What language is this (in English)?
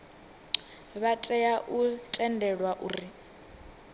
Venda